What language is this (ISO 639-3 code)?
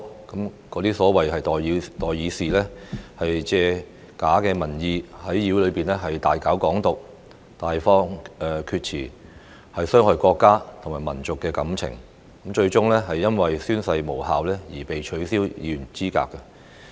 yue